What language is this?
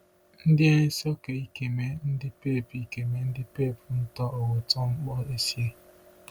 Igbo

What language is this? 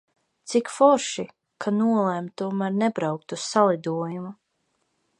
Latvian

